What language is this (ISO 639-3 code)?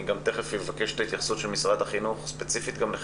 heb